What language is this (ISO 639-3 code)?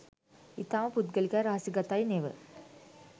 sin